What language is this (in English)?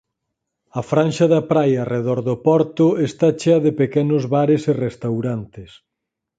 Galician